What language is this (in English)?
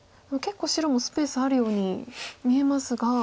Japanese